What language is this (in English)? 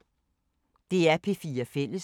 Danish